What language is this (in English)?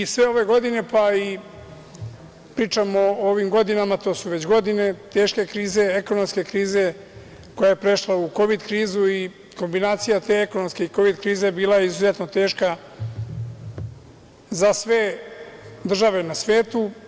Serbian